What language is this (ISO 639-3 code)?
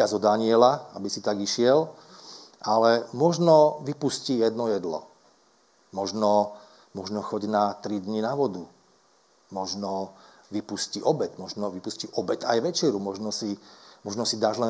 slk